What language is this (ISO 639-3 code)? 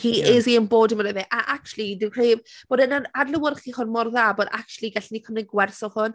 cym